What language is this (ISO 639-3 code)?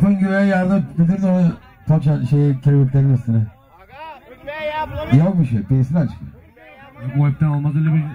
tur